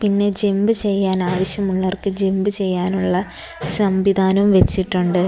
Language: Malayalam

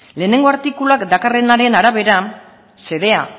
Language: Basque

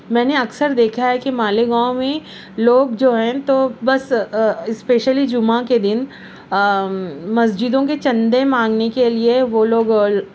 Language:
Urdu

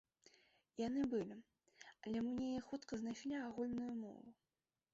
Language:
Belarusian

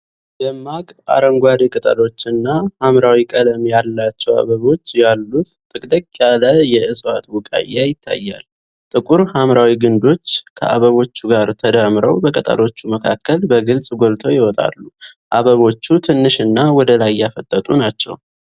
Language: Amharic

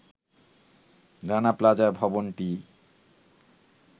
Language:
Bangla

